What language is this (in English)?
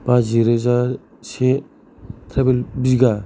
Bodo